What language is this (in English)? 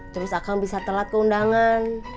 Indonesian